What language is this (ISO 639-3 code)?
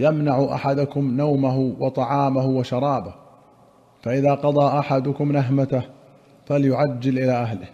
ara